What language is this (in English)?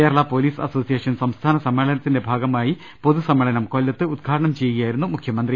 Malayalam